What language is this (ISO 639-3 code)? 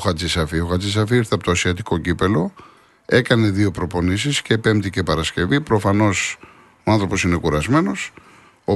ell